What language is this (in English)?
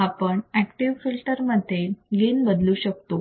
Marathi